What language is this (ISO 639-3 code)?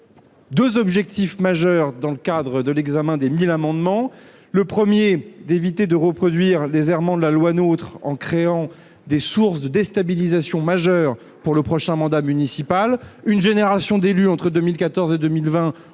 fra